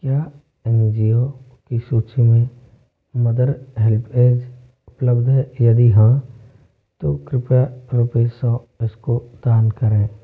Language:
Hindi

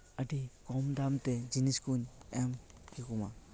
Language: Santali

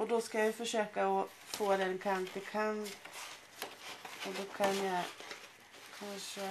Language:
Swedish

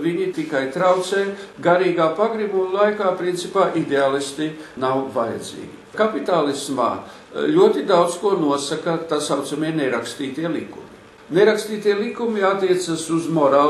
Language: Latvian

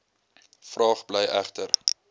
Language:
Afrikaans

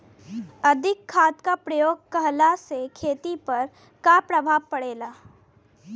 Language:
Bhojpuri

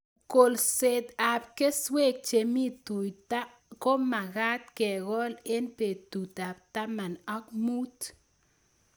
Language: Kalenjin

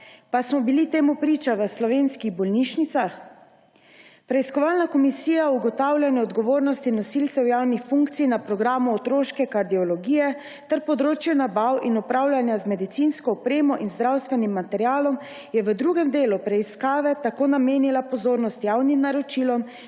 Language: Slovenian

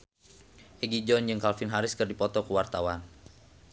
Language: Sundanese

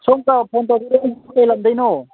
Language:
Manipuri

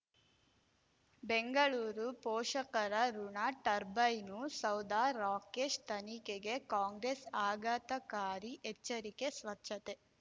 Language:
Kannada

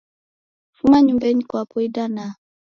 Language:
Taita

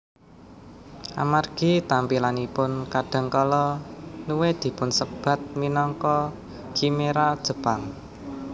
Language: Javanese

